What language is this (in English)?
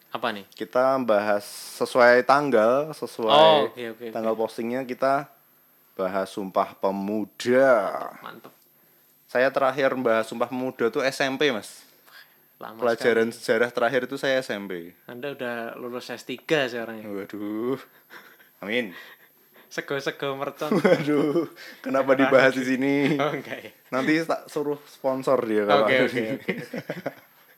Indonesian